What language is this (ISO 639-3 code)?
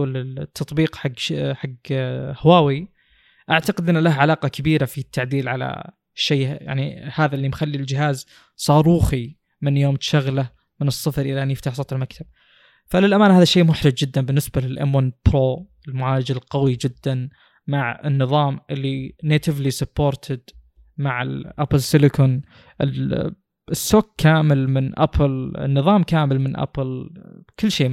ara